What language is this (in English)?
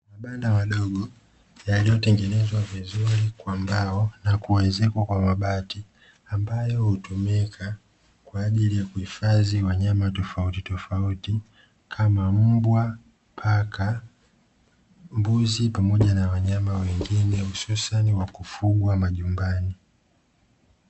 Swahili